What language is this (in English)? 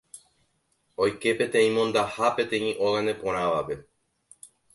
Guarani